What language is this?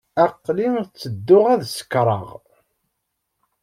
Kabyle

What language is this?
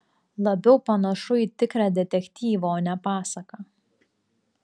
Lithuanian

